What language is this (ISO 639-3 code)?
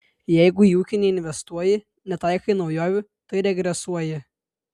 lit